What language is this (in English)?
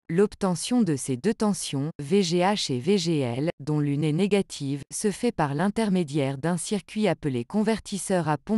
French